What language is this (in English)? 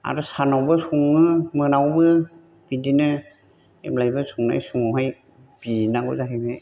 Bodo